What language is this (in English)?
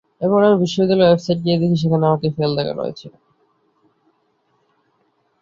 Bangla